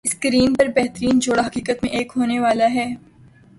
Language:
Urdu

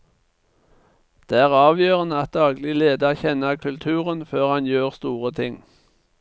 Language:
Norwegian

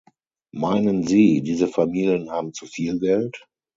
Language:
German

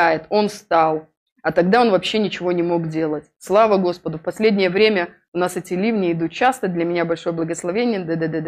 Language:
Russian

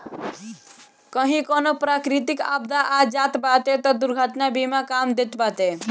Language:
Bhojpuri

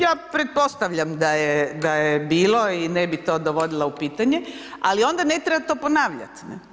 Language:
Croatian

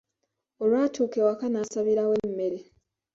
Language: Ganda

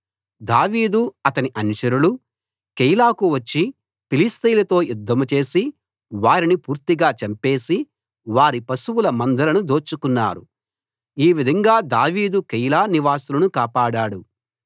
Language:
Telugu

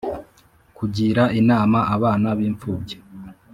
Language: Kinyarwanda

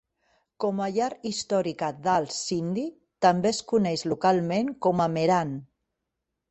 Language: Catalan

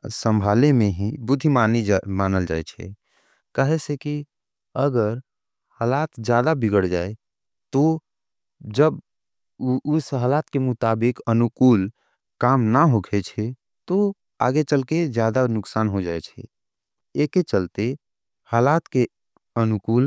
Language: Angika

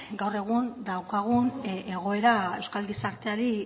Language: Basque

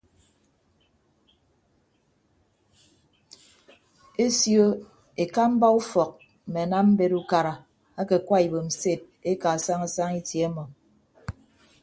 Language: Ibibio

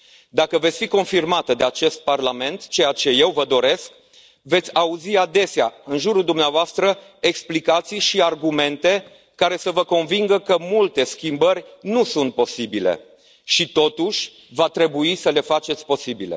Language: Romanian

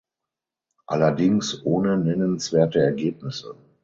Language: German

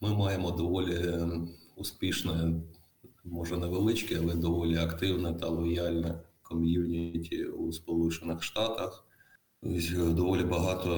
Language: Ukrainian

